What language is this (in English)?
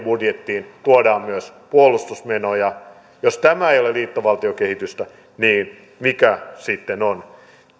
Finnish